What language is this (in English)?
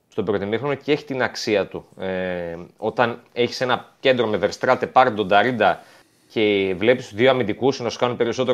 Greek